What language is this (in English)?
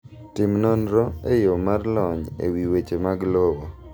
Luo (Kenya and Tanzania)